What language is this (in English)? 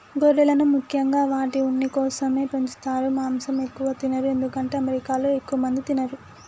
Telugu